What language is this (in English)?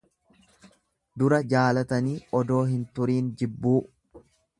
Oromo